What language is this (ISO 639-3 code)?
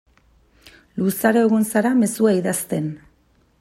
eus